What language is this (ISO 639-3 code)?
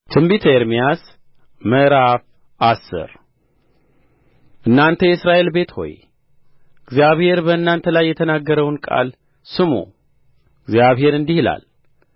amh